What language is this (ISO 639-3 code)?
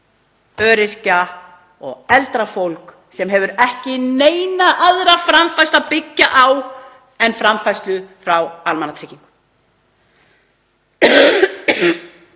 isl